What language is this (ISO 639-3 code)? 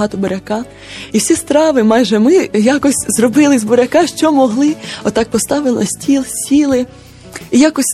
ukr